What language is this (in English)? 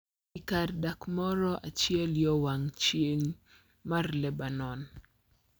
Luo (Kenya and Tanzania)